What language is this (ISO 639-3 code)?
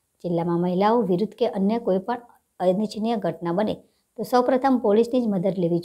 ind